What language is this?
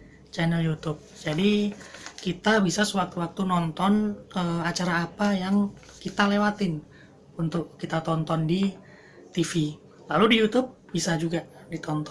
Indonesian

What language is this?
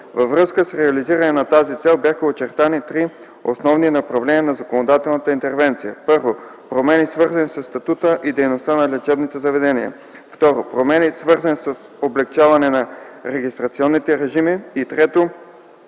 Bulgarian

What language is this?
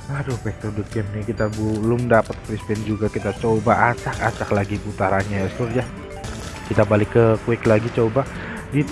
Indonesian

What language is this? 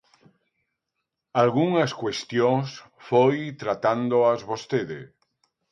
Galician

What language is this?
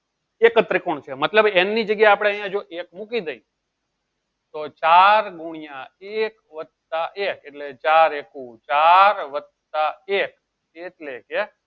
Gujarati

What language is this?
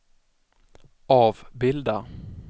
Swedish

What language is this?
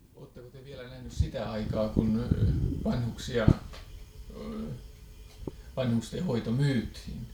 Finnish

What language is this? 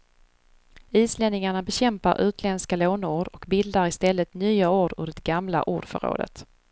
Swedish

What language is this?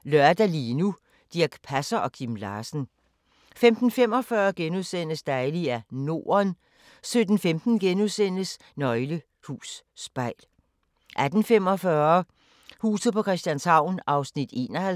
Danish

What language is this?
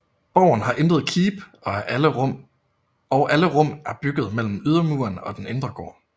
Danish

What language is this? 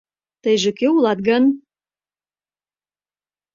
Mari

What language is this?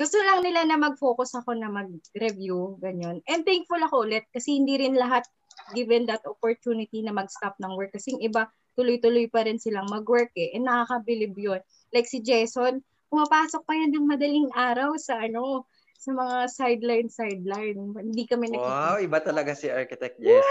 Filipino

